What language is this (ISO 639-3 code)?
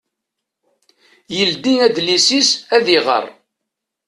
kab